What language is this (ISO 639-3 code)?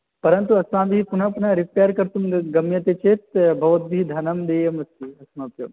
san